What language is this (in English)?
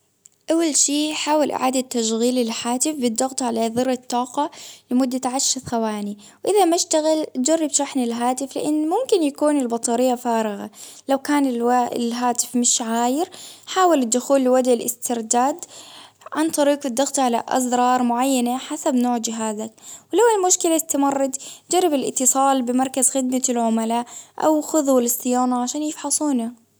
Baharna Arabic